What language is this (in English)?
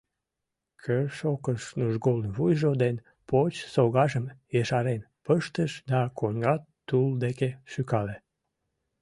Mari